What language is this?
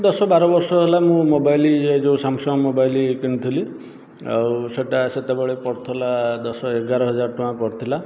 Odia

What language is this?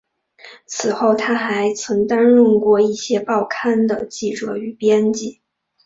Chinese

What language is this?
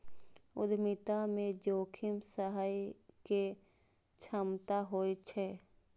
Maithili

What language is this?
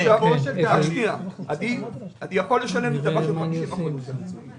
Hebrew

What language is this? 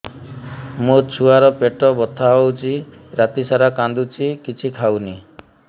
Odia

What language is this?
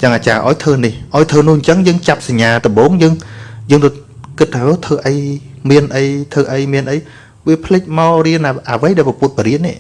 Vietnamese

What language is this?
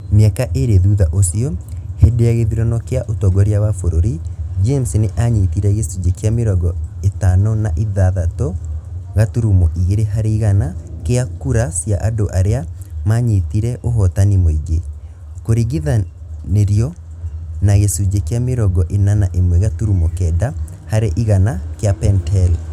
Kikuyu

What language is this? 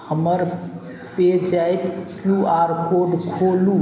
Maithili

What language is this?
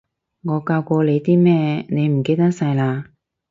Cantonese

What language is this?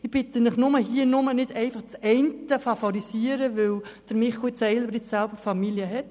Swiss German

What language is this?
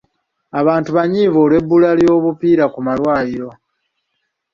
Ganda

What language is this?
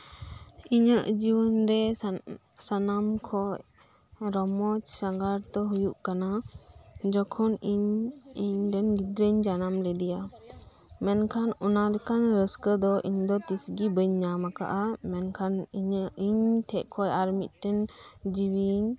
Santali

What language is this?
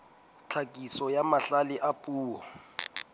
Southern Sotho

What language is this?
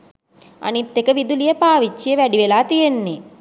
Sinhala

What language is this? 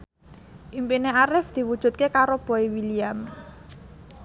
Javanese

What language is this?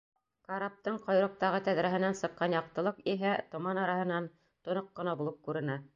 Bashkir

